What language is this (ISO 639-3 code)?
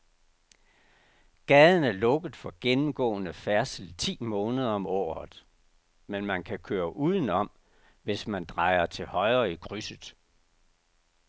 dan